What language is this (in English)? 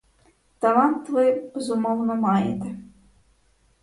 Ukrainian